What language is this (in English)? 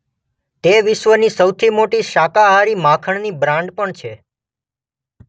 Gujarati